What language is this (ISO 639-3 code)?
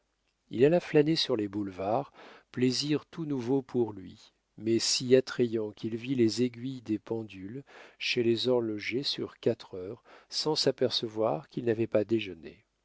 fra